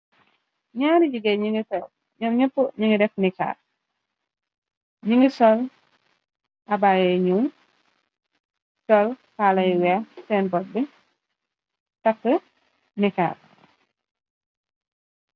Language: Wolof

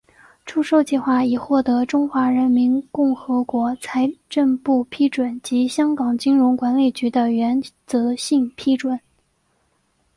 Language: Chinese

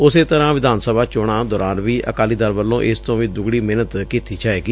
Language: Punjabi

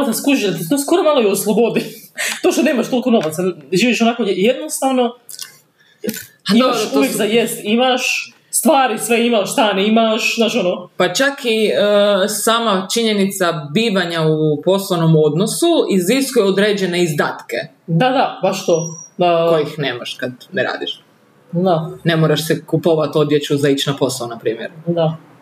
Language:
Croatian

